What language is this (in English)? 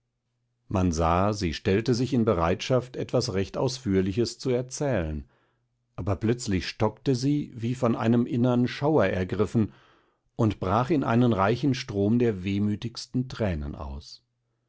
German